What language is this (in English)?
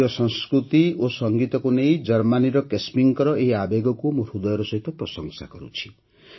Odia